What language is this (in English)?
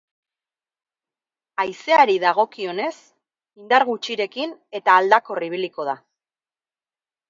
Basque